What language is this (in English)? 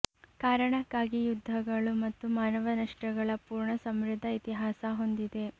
Kannada